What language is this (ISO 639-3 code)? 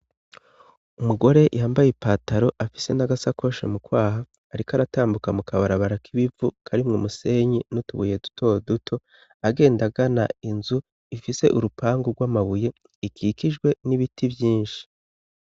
run